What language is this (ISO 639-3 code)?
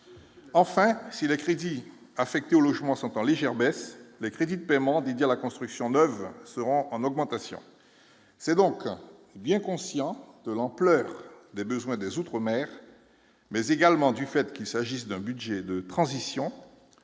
fra